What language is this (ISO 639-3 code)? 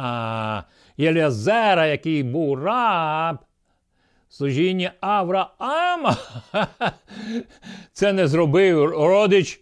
ukr